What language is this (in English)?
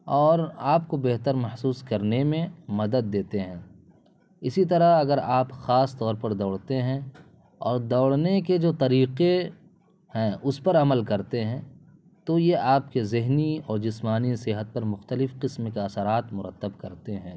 Urdu